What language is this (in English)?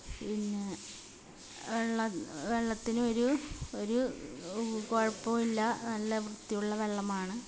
Malayalam